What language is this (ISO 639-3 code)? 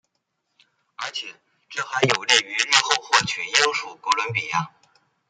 zho